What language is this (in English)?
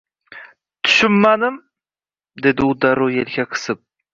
Uzbek